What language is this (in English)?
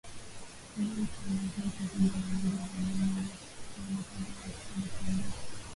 Swahili